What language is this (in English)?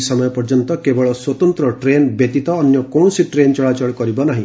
Odia